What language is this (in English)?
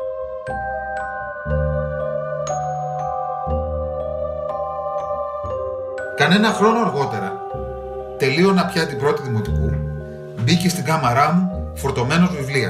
Greek